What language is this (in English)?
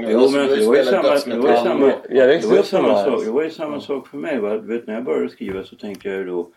Swedish